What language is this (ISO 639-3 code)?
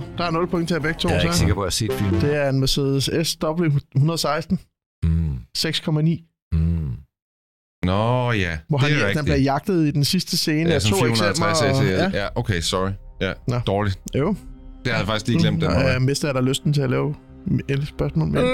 dan